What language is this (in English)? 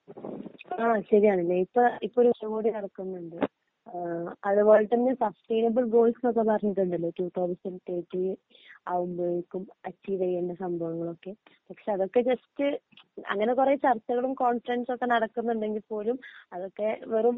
Malayalam